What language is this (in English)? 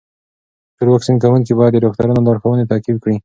Pashto